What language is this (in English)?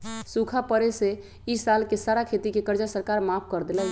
Magahi